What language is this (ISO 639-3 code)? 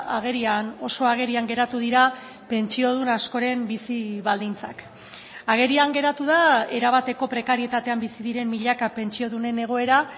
eus